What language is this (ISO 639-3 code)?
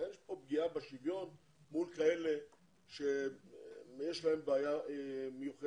heb